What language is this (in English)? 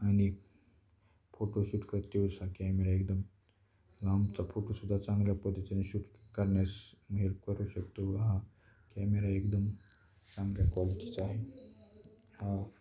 Marathi